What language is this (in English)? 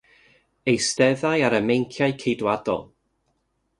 Welsh